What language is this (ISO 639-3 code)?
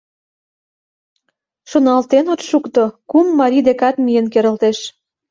chm